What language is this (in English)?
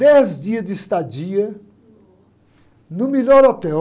Portuguese